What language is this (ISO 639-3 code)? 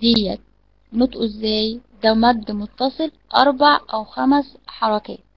ara